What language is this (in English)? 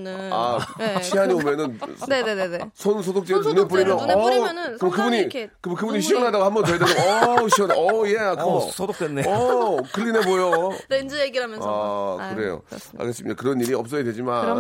Korean